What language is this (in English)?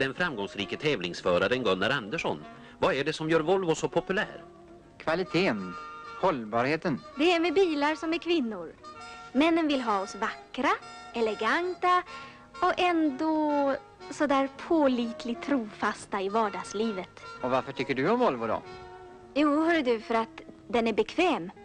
Swedish